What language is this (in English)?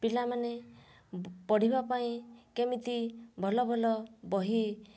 Odia